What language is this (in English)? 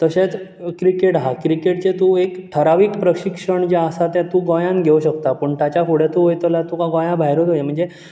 Konkani